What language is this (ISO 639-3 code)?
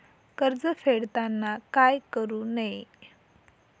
mar